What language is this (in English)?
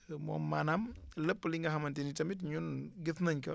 Wolof